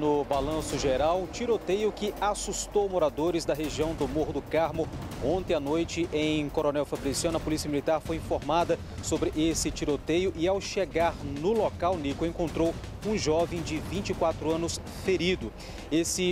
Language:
Portuguese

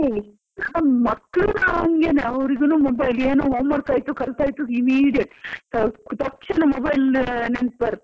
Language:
Kannada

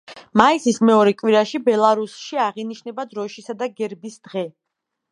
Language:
Georgian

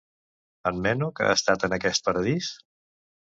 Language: Catalan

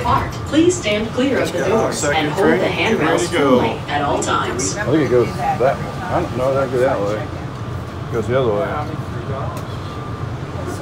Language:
English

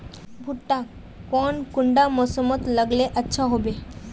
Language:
Magahi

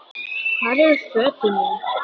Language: Icelandic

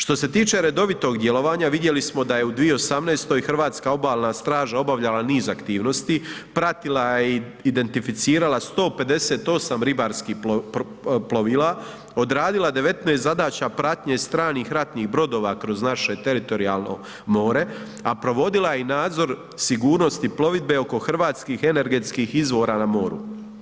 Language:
Croatian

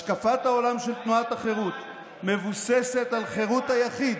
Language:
Hebrew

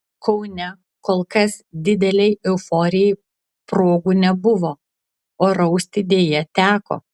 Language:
Lithuanian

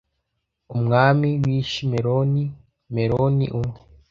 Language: Kinyarwanda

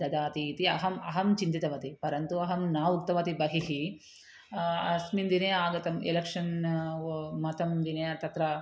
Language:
Sanskrit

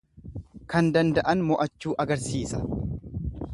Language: Oromo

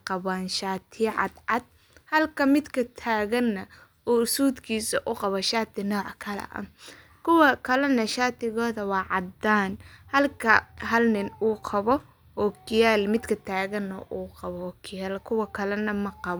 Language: Somali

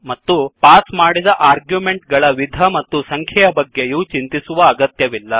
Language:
Kannada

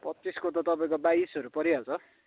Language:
Nepali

